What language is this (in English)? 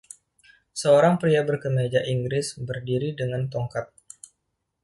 Indonesian